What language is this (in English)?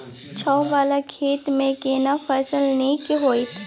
Maithili